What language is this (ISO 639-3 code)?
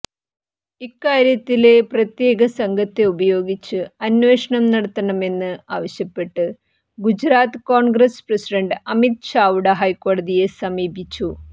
mal